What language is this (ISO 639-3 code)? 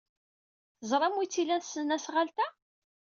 kab